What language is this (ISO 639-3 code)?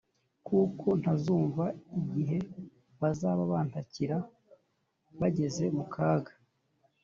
kin